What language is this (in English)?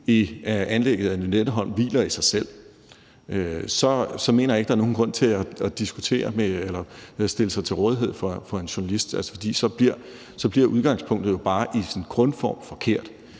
Danish